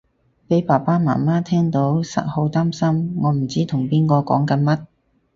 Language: Cantonese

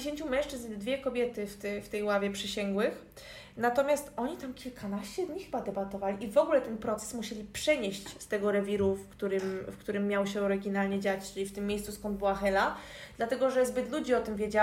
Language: Polish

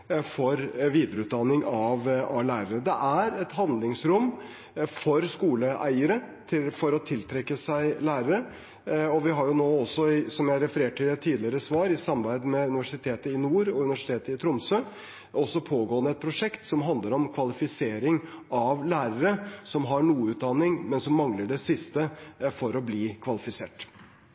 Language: Norwegian Bokmål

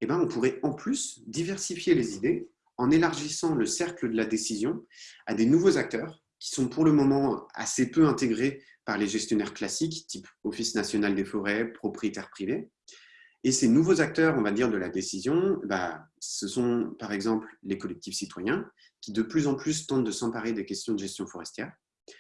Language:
French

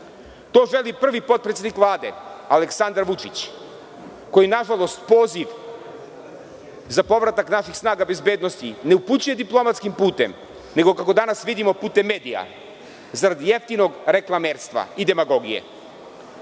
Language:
Serbian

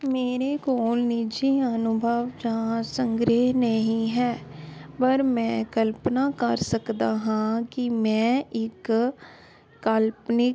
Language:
Punjabi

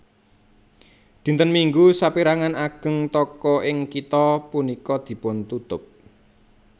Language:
Javanese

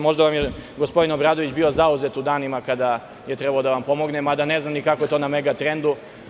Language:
Serbian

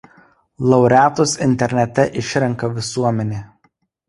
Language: Lithuanian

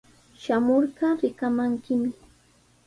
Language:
Sihuas Ancash Quechua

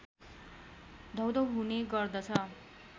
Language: Nepali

